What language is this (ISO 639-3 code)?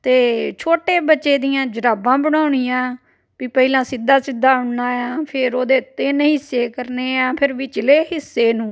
pan